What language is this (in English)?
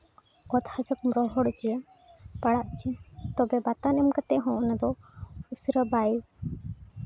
Santali